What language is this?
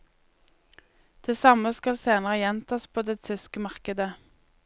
Norwegian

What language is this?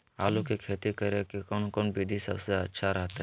Magahi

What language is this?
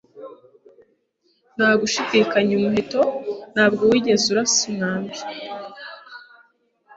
Kinyarwanda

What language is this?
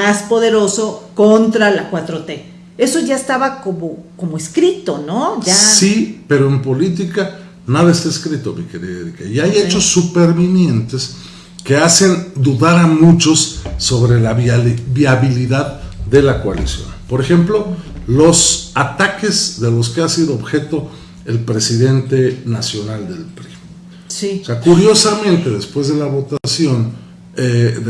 Spanish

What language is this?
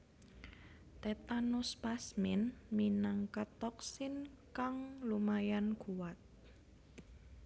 Javanese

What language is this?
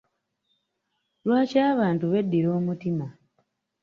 Ganda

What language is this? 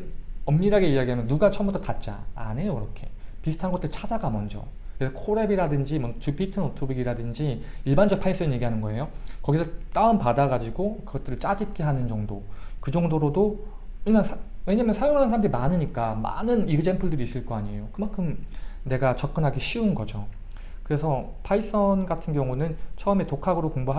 Korean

